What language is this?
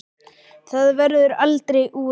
Icelandic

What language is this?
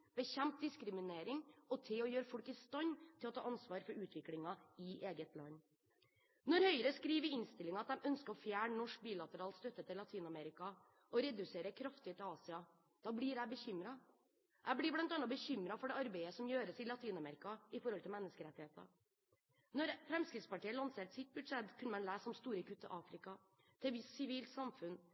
Norwegian Bokmål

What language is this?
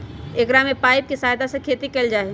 Magahi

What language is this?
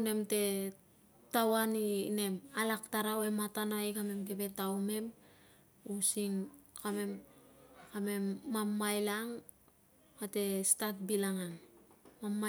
Tungag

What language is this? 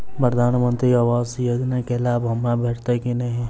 Maithili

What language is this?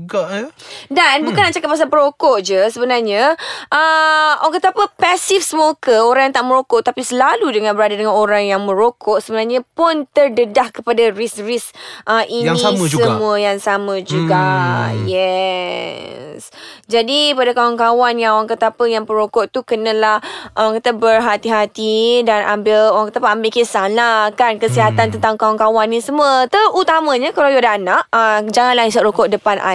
Malay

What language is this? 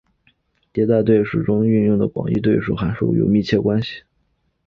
Chinese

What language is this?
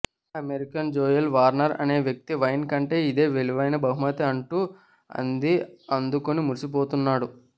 Telugu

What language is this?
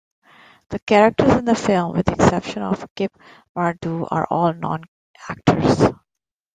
English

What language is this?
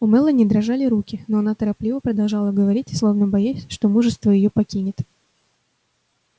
Russian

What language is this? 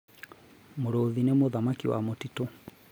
Kikuyu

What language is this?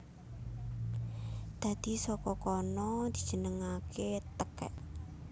Javanese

